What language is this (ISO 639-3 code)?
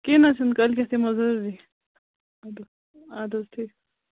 kas